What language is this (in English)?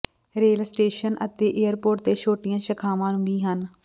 Punjabi